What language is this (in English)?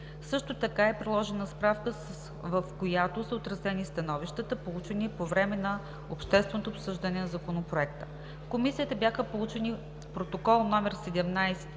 Bulgarian